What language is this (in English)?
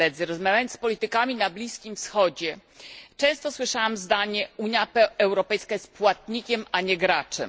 Polish